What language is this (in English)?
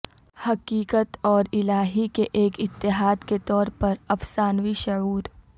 Urdu